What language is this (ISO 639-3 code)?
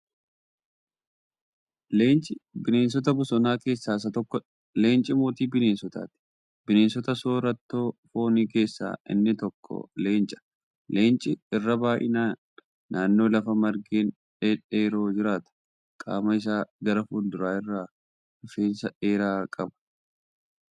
orm